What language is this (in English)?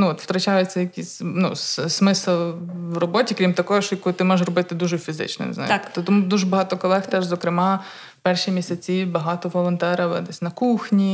Ukrainian